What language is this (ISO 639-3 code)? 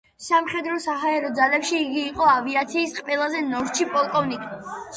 kat